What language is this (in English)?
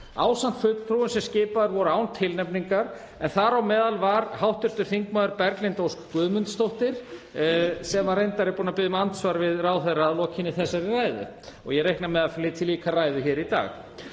Icelandic